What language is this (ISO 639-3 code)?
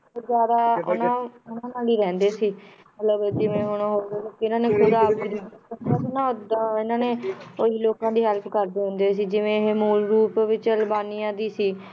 pan